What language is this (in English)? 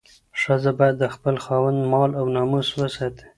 Pashto